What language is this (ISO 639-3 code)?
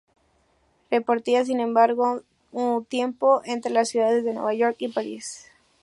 spa